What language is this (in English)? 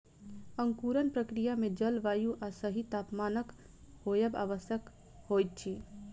Maithili